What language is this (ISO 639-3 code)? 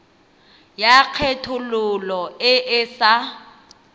tsn